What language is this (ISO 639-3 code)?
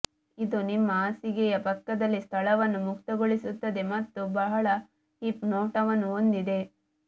kan